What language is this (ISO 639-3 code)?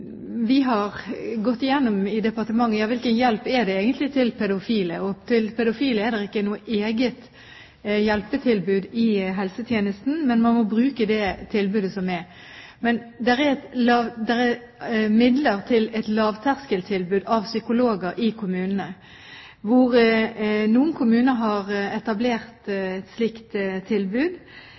nob